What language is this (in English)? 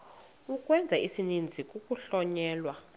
Xhosa